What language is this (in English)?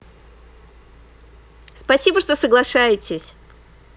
Russian